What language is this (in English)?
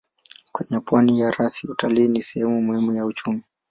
Swahili